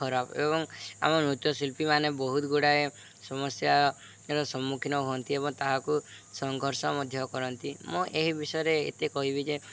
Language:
Odia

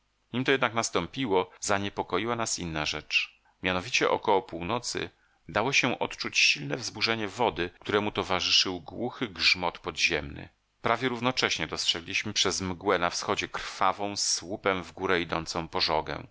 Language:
Polish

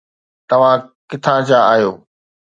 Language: Sindhi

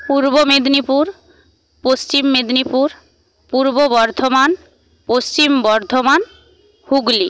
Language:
Bangla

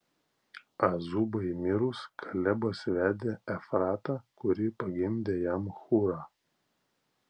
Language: Lithuanian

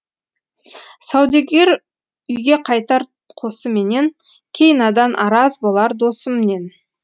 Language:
Kazakh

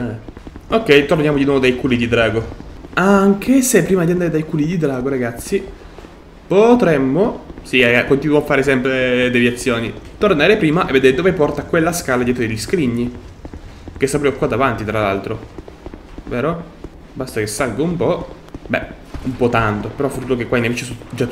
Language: Italian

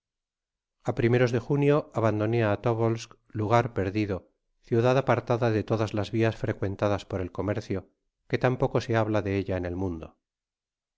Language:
Spanish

